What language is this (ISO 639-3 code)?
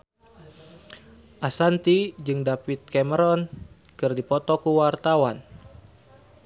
sun